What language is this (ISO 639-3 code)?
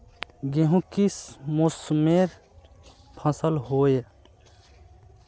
mag